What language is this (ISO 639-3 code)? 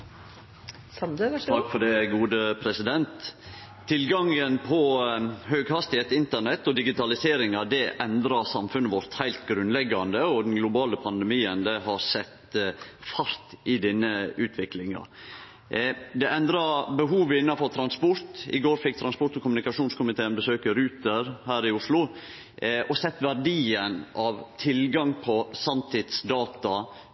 nno